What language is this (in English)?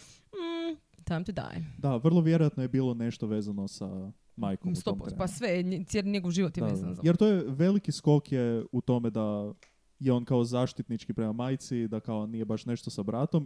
Croatian